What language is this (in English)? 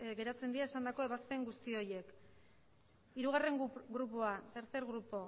Basque